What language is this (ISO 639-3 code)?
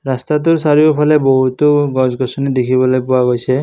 asm